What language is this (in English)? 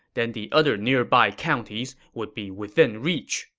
English